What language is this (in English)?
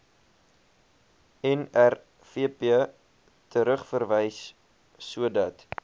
Afrikaans